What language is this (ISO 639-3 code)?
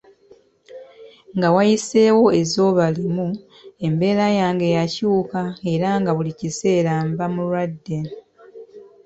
lug